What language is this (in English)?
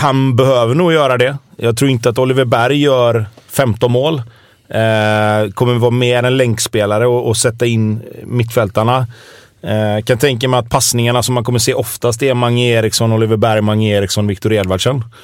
Swedish